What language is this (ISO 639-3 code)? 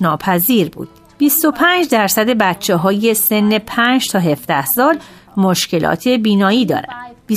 fas